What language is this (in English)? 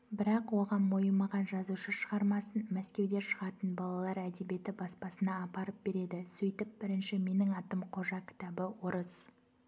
Kazakh